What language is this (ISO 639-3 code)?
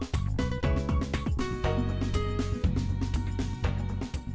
vie